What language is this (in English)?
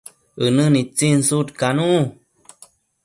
Matsés